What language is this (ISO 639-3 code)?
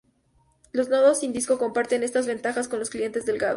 spa